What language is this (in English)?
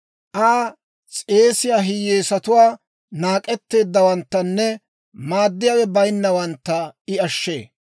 Dawro